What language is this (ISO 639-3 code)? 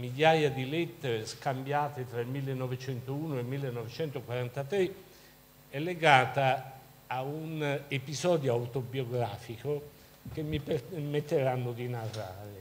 ita